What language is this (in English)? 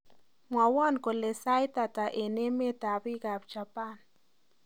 Kalenjin